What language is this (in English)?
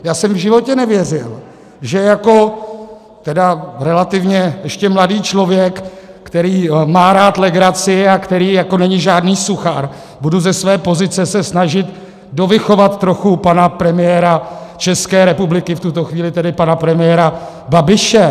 Czech